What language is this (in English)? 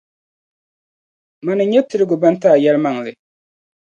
Dagbani